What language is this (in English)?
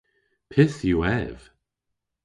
Cornish